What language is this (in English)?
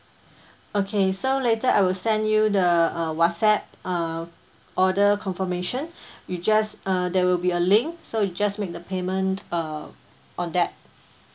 English